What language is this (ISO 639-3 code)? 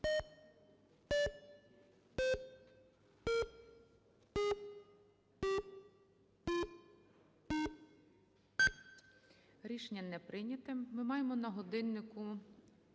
ukr